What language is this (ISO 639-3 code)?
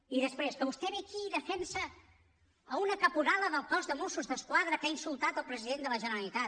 cat